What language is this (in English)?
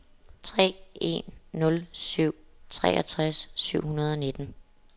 Danish